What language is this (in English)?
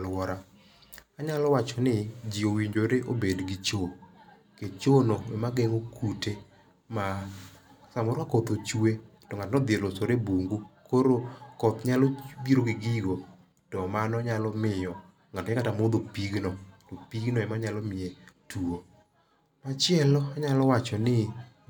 Luo (Kenya and Tanzania)